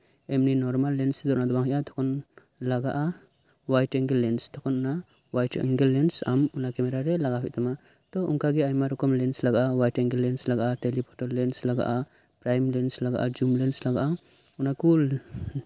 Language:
Santali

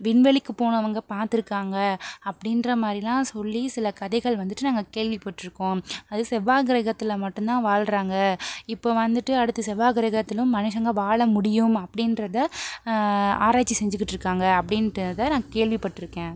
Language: Tamil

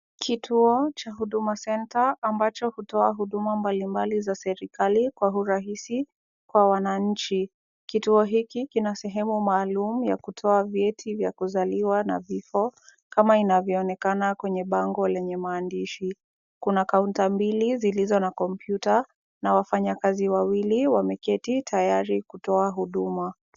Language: Swahili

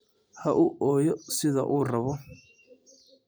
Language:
Somali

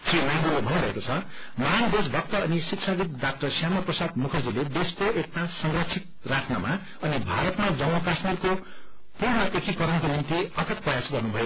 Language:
Nepali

